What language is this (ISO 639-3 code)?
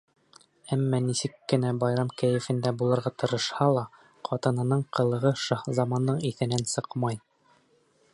bak